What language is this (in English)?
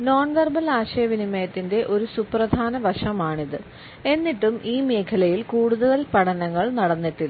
Malayalam